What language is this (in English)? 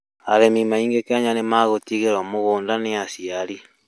Kikuyu